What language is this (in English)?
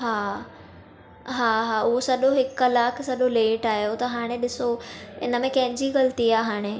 Sindhi